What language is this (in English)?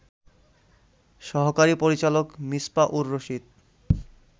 Bangla